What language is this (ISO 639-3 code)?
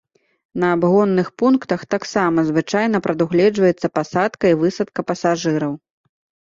bel